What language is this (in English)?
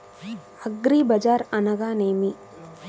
Telugu